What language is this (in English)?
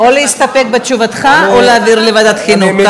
Hebrew